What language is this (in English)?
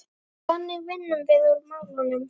Icelandic